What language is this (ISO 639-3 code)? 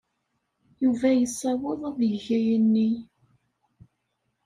kab